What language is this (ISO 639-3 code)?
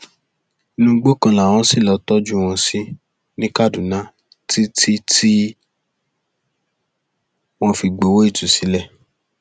yor